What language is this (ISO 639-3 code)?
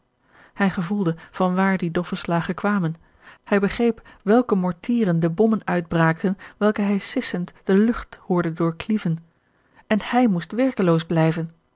nld